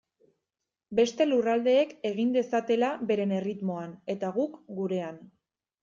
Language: Basque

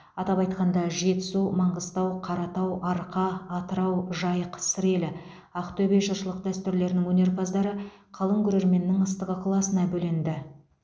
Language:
Kazakh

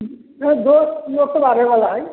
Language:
Maithili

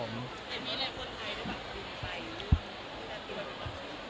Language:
Thai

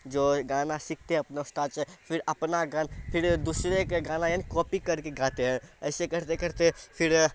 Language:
Urdu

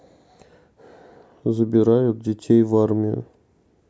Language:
Russian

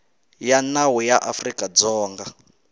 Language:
Tsonga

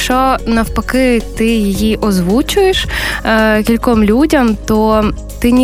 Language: Ukrainian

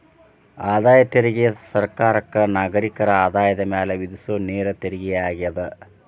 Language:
Kannada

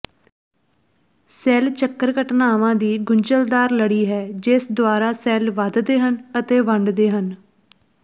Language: Punjabi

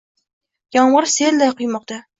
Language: Uzbek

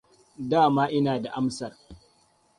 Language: Hausa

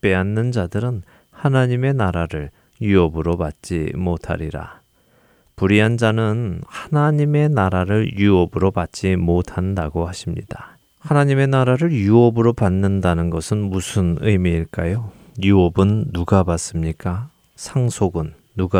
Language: Korean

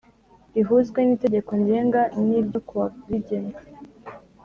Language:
Kinyarwanda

